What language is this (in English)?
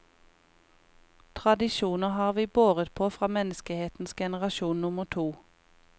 Norwegian